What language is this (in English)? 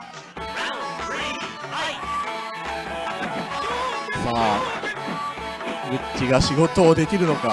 Japanese